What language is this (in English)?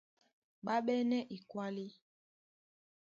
Duala